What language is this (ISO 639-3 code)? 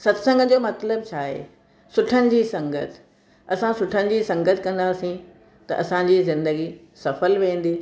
snd